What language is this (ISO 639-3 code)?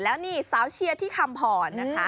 tha